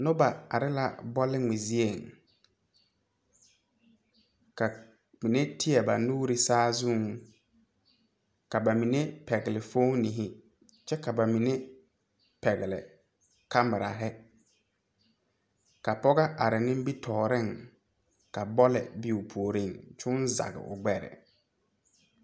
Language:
Southern Dagaare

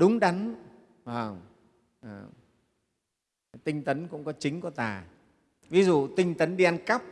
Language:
Vietnamese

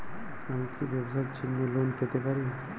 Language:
Bangla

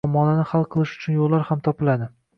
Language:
Uzbek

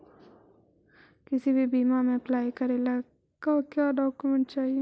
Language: Magahi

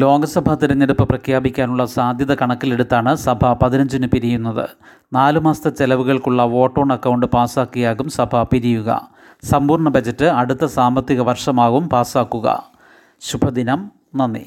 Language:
Malayalam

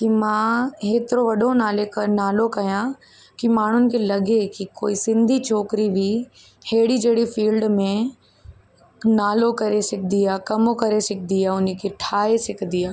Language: Sindhi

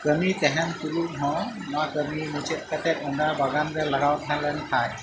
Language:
Santali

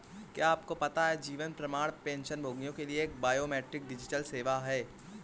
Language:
Hindi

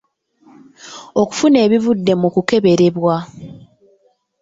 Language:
Ganda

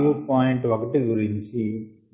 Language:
Telugu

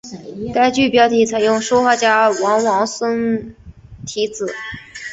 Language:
Chinese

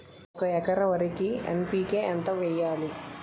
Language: Telugu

